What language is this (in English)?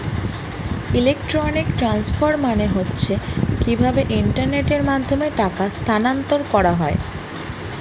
Bangla